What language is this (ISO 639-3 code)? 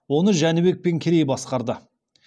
kaz